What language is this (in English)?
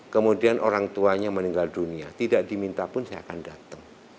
Indonesian